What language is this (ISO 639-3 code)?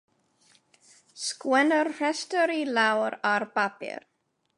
cym